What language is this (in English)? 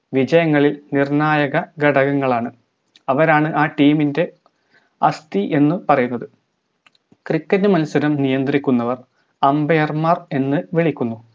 Malayalam